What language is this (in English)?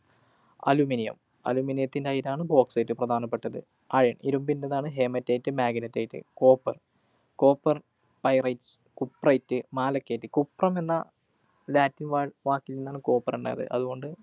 Malayalam